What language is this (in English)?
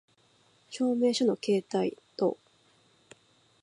Japanese